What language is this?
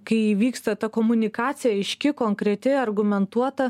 Lithuanian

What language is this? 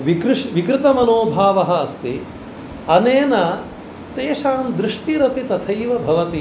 Sanskrit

